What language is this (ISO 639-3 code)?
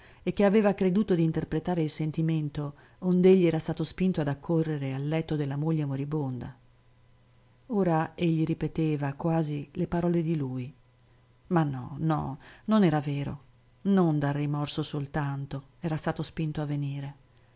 ita